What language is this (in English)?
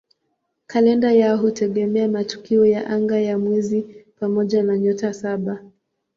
Swahili